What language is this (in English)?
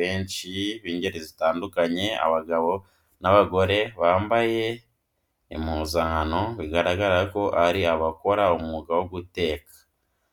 Kinyarwanda